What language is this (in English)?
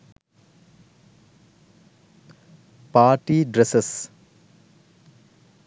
Sinhala